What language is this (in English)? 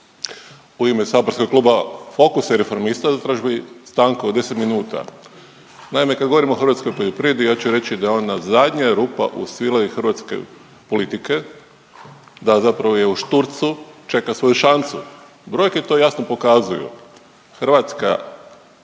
Croatian